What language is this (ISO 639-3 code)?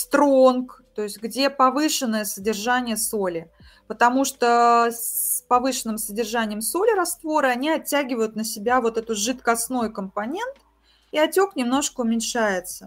rus